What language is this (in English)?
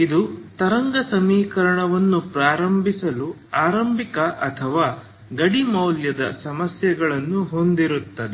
Kannada